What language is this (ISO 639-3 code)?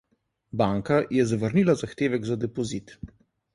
slv